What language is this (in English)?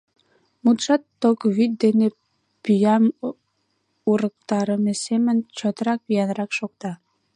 Mari